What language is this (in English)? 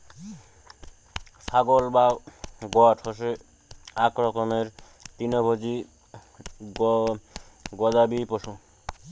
Bangla